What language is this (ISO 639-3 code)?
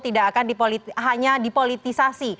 ind